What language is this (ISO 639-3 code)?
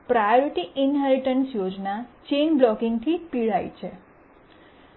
guj